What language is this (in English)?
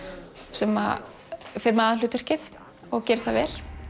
Icelandic